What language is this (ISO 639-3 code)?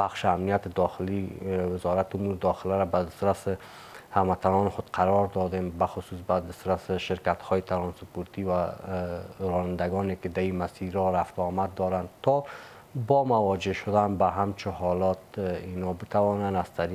fas